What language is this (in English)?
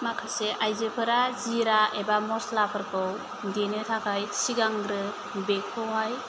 Bodo